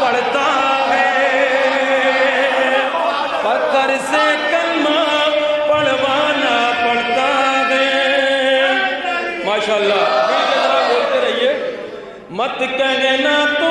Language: Arabic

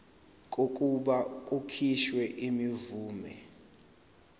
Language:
Zulu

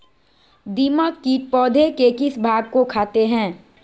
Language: Magahi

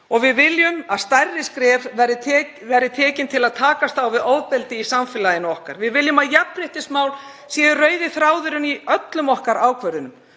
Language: Icelandic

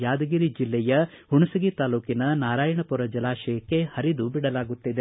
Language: Kannada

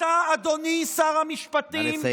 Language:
Hebrew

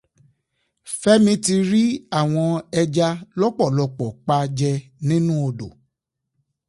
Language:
Yoruba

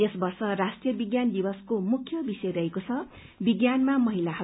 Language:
Nepali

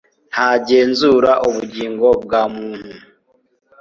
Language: Kinyarwanda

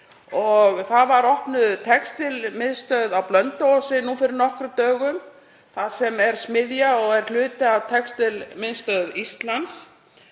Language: Icelandic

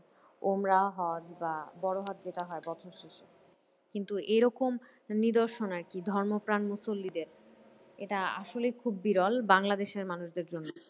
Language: Bangla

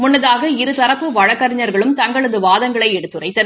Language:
Tamil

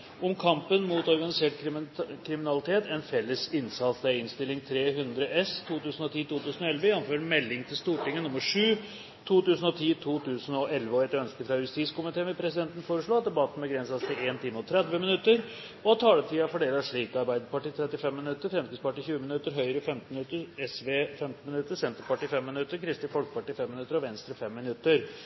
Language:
Norwegian Bokmål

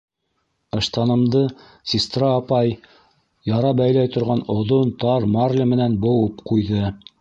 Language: Bashkir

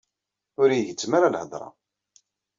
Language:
Kabyle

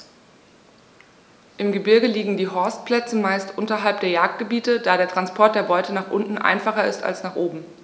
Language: German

